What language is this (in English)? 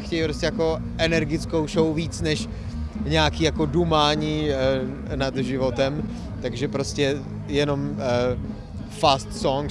Czech